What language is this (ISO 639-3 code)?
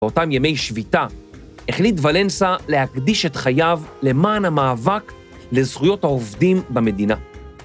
heb